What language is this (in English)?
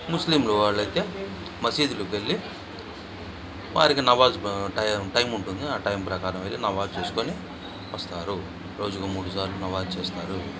Telugu